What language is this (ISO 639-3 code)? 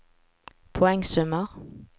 nor